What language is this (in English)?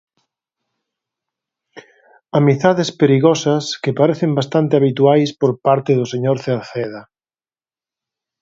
Galician